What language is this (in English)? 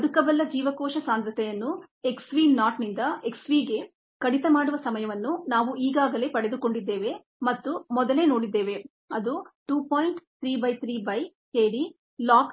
Kannada